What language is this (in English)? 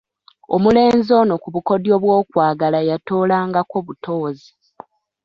Ganda